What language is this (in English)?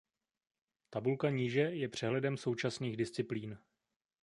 Czech